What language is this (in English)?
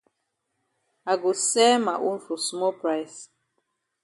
Cameroon Pidgin